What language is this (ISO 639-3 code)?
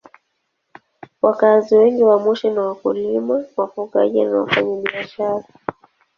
swa